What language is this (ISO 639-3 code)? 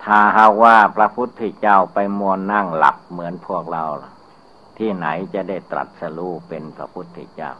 tha